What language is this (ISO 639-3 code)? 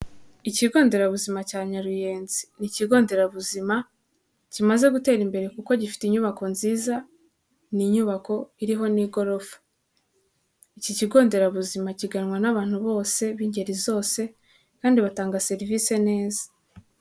kin